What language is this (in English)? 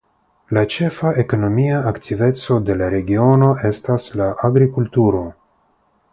Esperanto